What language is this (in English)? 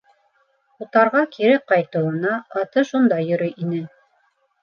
Bashkir